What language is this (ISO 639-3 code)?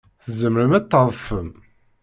kab